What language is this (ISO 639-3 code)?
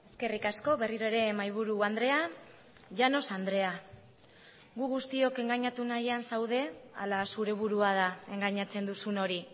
eus